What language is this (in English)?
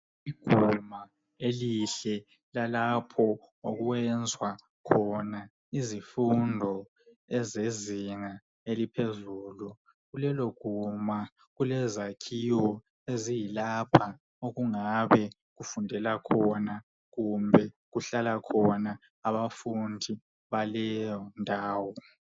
North Ndebele